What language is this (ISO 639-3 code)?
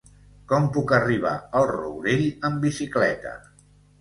cat